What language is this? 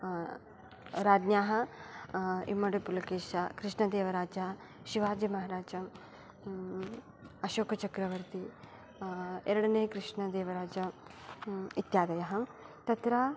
Sanskrit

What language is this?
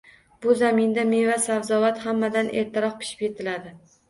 Uzbek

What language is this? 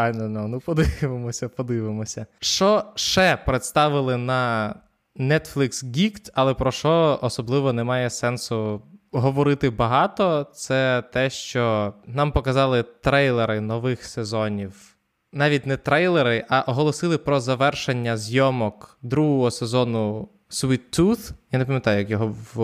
Ukrainian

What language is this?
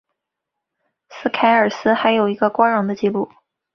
Chinese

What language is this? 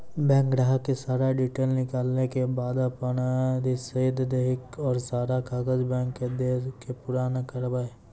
Maithili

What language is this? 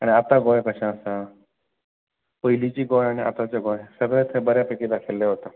Konkani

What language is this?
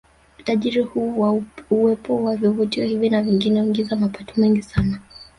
Swahili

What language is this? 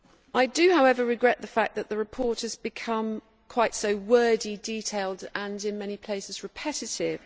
English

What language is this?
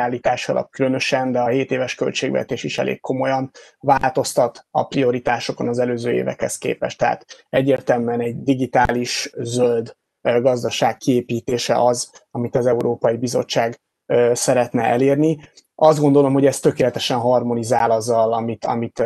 Hungarian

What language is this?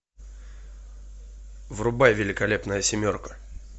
Russian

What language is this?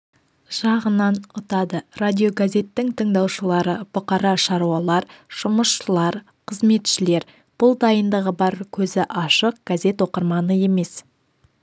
Kazakh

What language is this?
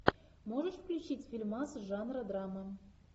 Russian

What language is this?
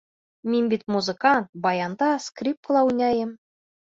Bashkir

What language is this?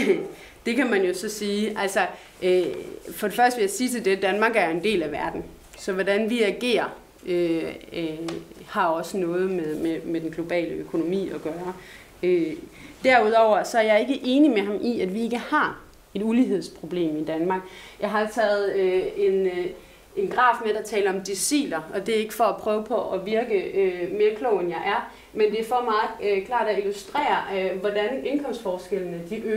Danish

